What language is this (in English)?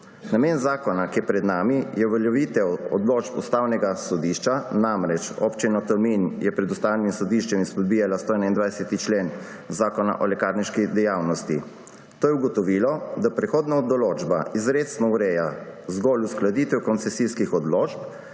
Slovenian